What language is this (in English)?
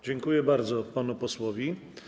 Polish